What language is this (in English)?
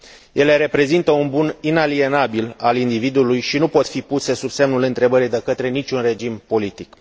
Romanian